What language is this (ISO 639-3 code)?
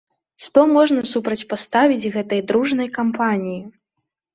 bel